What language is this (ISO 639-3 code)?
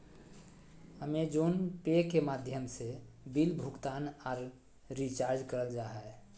mag